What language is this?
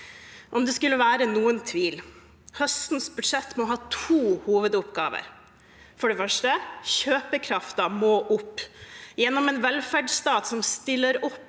Norwegian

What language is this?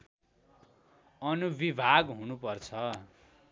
Nepali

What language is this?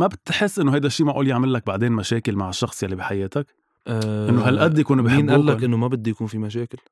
Arabic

